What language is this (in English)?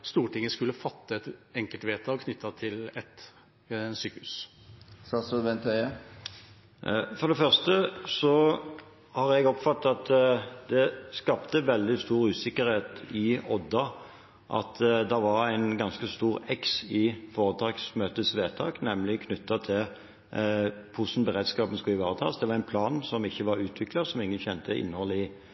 Norwegian Bokmål